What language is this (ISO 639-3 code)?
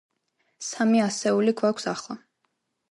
kat